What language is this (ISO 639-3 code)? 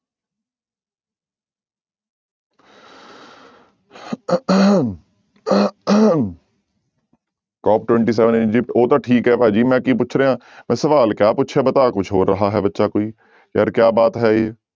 pan